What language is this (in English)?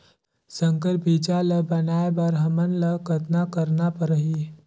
Chhattisgarhi